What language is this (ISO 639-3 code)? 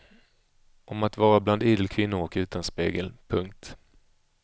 swe